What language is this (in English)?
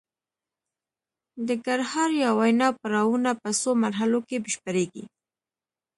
Pashto